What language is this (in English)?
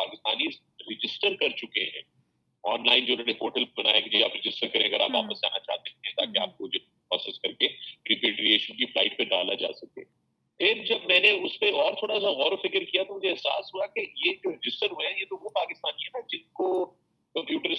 Urdu